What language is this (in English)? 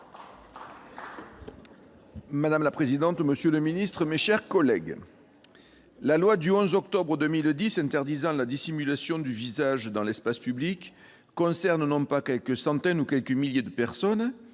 French